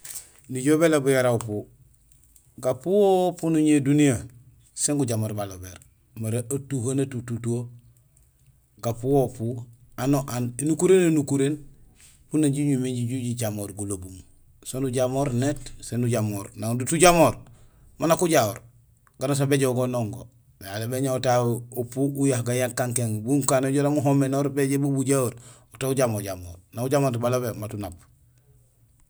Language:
Gusilay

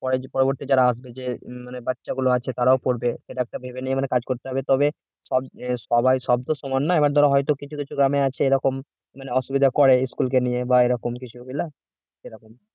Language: Bangla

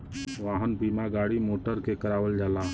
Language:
Bhojpuri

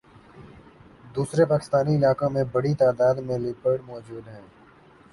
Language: Urdu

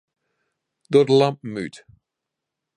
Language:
Western Frisian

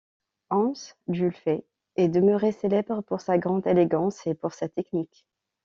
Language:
French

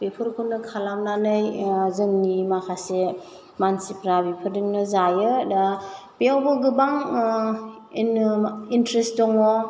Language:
Bodo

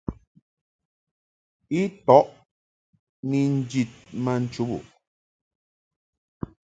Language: Mungaka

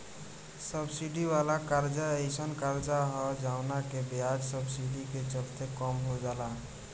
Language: Bhojpuri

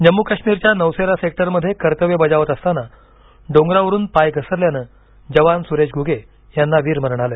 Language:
Marathi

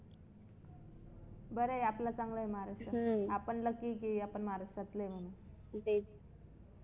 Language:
Marathi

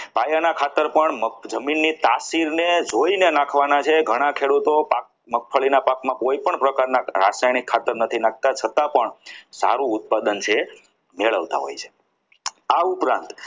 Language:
Gujarati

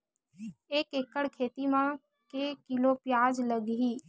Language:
Chhattisgarhi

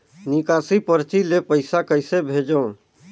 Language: Chhattisgarhi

